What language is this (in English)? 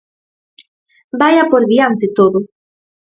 Galician